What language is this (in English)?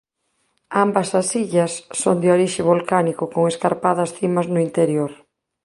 Galician